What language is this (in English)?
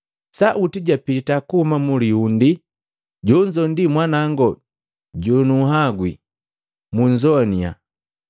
Matengo